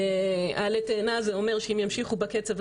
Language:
Hebrew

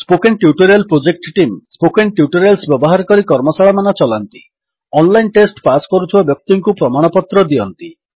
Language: Odia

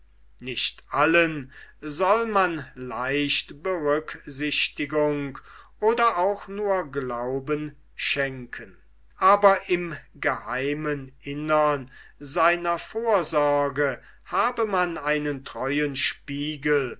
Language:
German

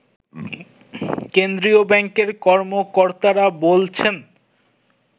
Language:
Bangla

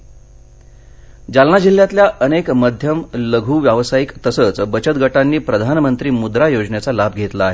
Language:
Marathi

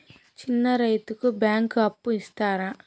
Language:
Telugu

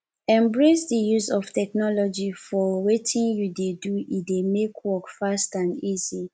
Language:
Nigerian Pidgin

